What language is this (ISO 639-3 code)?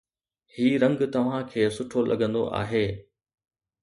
snd